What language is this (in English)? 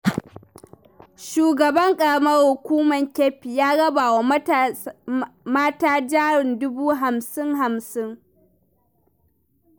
Hausa